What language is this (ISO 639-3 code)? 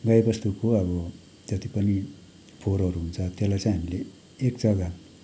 nep